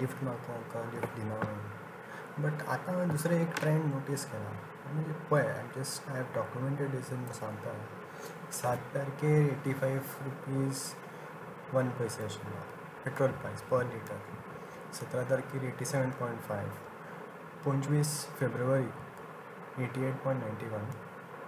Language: Marathi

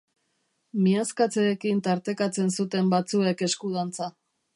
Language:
Basque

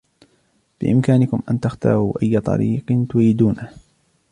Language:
Arabic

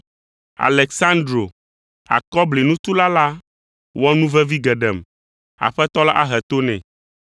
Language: Ewe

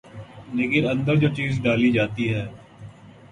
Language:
Urdu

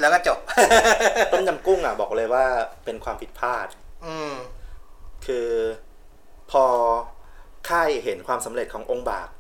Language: Thai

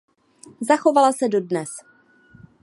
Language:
Czech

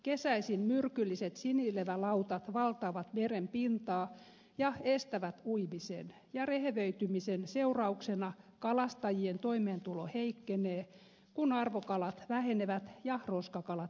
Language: Finnish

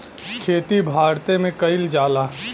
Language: Bhojpuri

